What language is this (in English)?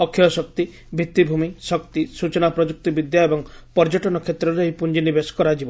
Odia